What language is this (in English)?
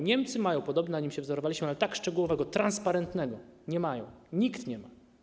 Polish